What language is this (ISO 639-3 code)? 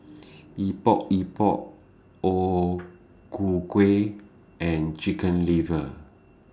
eng